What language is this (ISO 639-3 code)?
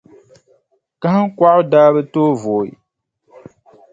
dag